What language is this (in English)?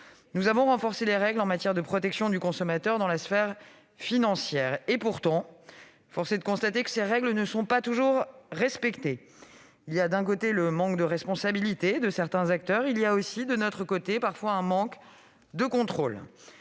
French